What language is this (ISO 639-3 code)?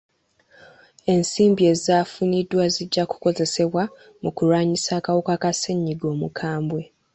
lug